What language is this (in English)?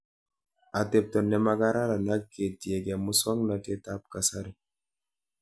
Kalenjin